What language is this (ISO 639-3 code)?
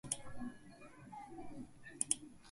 mon